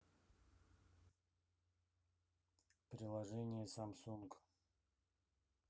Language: Russian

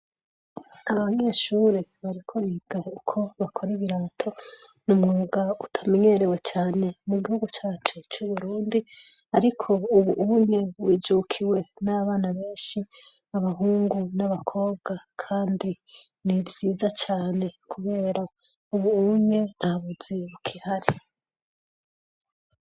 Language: Rundi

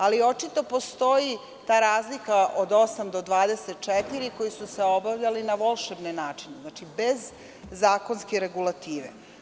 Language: Serbian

